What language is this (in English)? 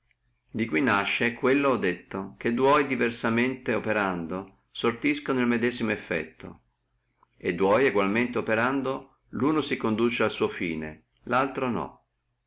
Italian